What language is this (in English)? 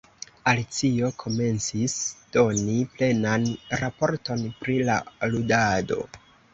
Esperanto